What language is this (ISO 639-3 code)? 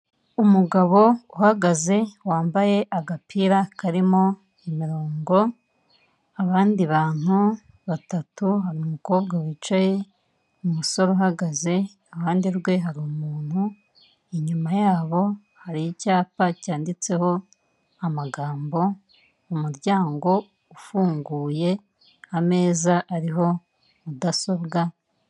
kin